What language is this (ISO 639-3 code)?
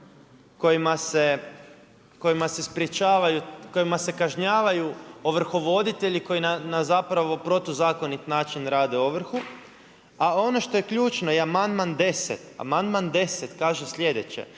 hrv